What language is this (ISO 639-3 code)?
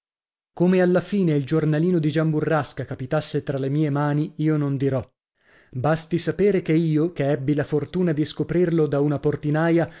ita